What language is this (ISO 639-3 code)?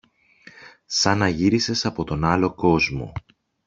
ell